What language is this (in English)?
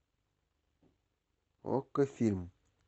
Russian